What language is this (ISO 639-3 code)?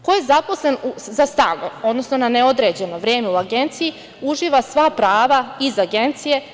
srp